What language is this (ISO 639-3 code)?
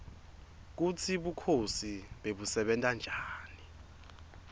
ssw